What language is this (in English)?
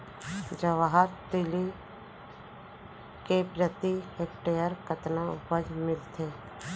Chhattisgarhi